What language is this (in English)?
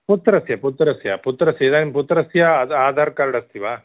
Sanskrit